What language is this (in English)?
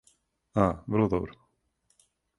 Serbian